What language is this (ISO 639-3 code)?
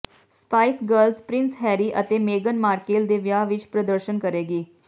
pan